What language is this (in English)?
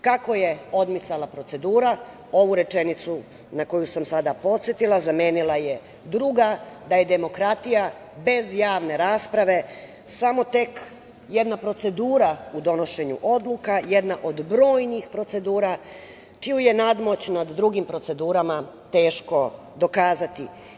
Serbian